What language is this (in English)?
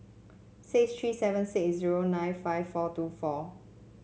English